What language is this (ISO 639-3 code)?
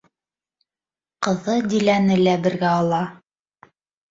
bak